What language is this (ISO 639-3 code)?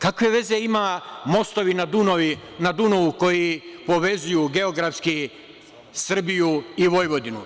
srp